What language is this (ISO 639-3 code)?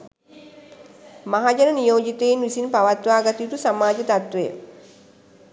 sin